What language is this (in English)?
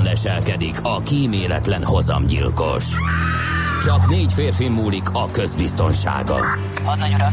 Hungarian